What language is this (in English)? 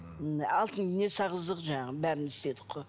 Kazakh